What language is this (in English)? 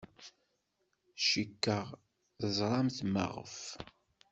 Kabyle